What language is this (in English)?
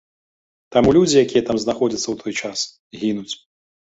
Belarusian